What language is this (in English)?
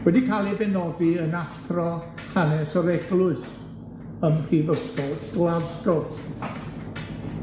Welsh